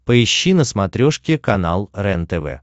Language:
Russian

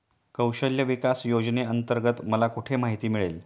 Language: Marathi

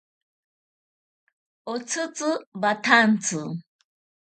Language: Ashéninka Perené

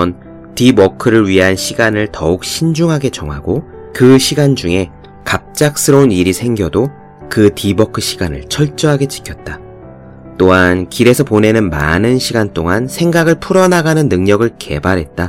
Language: Korean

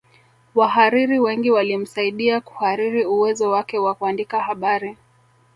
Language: Swahili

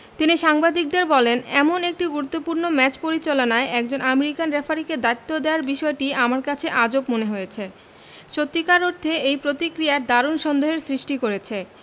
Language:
Bangla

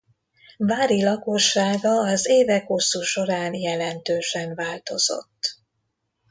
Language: Hungarian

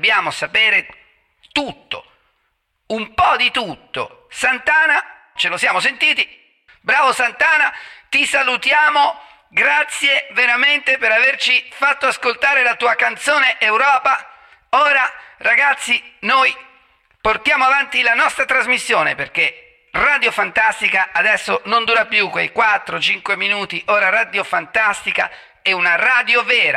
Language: Italian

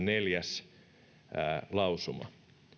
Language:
Finnish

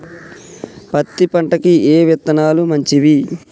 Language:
Telugu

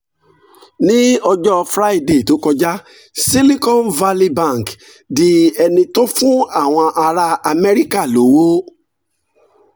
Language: Yoruba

